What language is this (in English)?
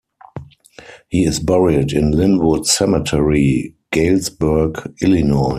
English